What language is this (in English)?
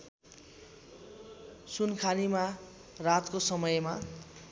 Nepali